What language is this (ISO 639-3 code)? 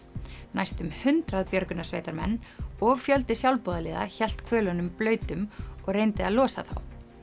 isl